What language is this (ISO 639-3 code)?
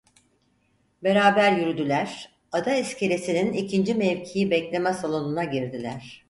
tur